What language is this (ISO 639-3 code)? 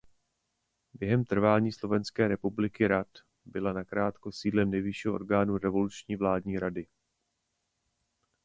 ces